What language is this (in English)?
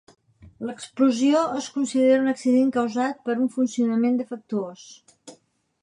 Catalan